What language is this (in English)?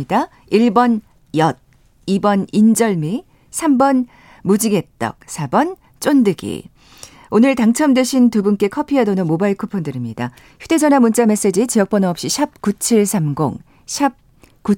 Korean